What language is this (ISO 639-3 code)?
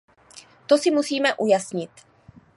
ces